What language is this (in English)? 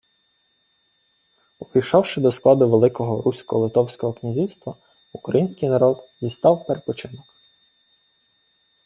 Ukrainian